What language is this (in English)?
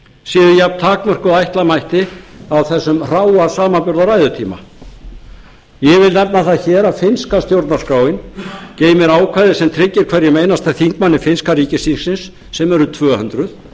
Icelandic